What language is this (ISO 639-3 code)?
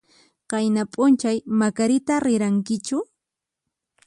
qxp